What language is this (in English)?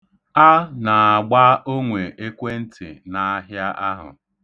Igbo